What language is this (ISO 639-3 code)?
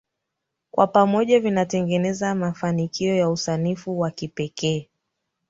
swa